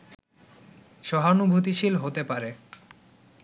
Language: Bangla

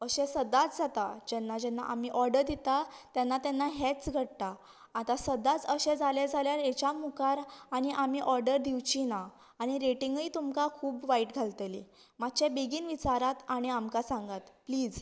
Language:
Konkani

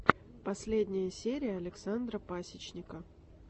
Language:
Russian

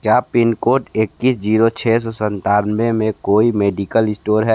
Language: Hindi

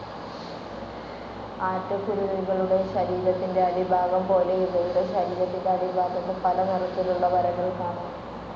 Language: Malayalam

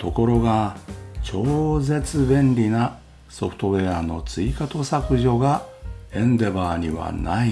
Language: Japanese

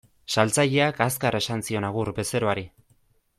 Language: Basque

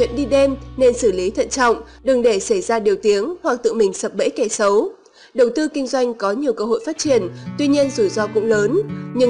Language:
Vietnamese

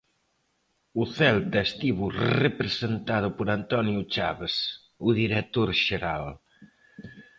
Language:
Galician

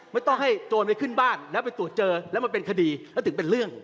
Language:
Thai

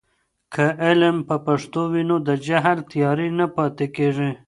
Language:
Pashto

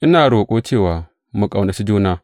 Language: Hausa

